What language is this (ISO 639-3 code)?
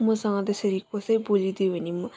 nep